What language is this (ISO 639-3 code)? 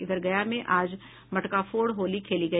hin